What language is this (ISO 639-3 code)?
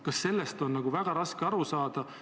est